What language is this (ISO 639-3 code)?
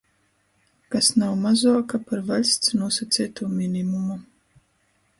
ltg